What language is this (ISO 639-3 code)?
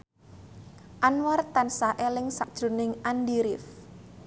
jav